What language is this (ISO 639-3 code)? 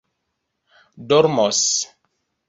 epo